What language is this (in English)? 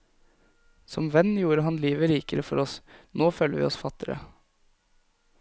Norwegian